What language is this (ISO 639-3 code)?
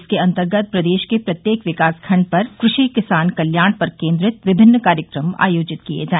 hin